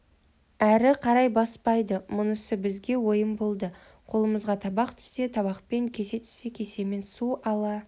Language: Kazakh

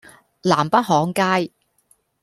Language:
Cantonese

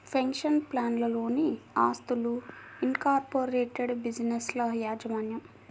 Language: Telugu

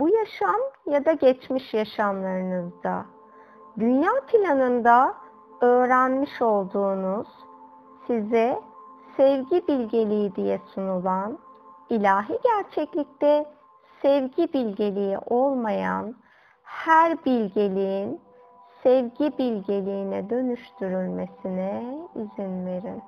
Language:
Turkish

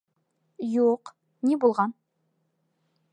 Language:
Bashkir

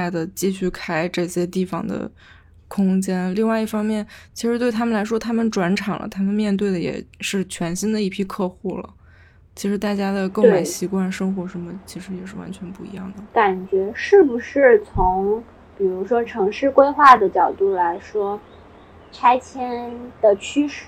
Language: Chinese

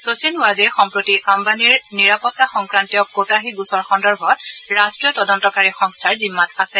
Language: Assamese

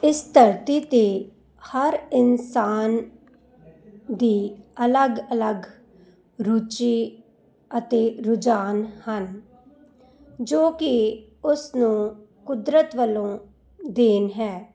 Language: Punjabi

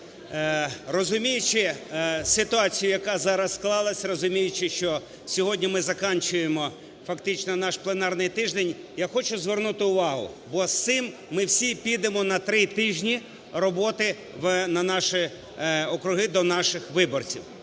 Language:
Ukrainian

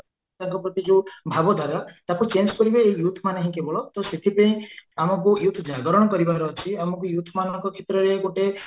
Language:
Odia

